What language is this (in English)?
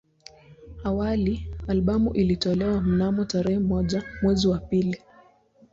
Swahili